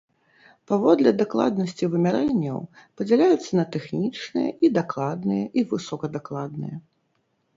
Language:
Belarusian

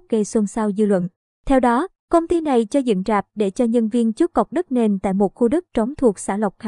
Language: Vietnamese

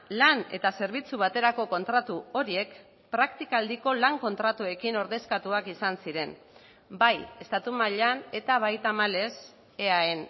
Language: Basque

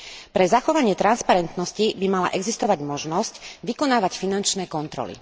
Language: Slovak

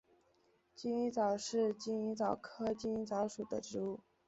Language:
Chinese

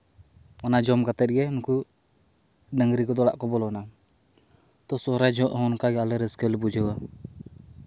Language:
Santali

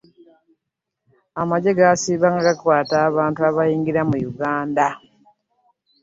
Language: Ganda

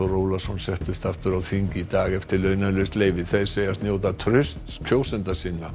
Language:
Icelandic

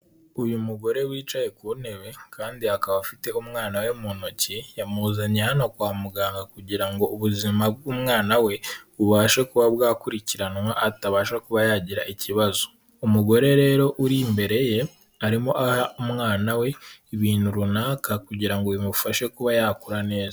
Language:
Kinyarwanda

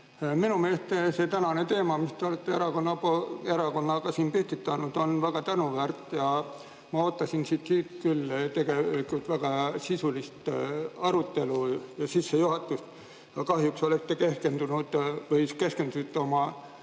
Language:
Estonian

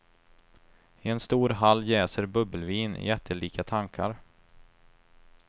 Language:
Swedish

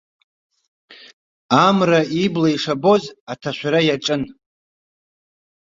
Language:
Abkhazian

